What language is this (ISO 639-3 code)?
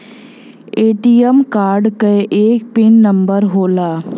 bho